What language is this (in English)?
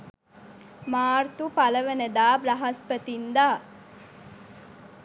Sinhala